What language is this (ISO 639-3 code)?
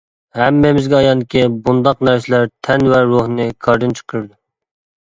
uig